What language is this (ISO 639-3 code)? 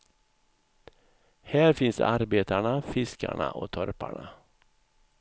swe